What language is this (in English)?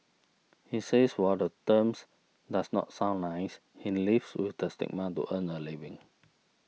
English